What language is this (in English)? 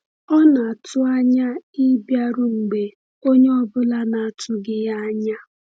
Igbo